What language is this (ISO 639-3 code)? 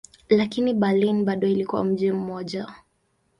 swa